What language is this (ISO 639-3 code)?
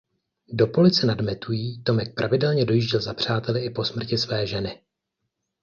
ces